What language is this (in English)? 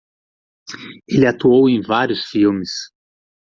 Portuguese